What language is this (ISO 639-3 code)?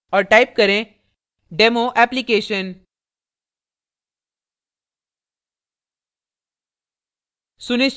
hin